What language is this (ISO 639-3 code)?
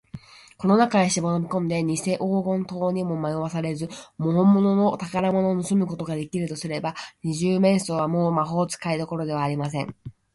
jpn